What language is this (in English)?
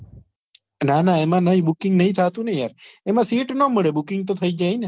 Gujarati